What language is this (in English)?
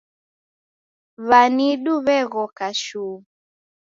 Taita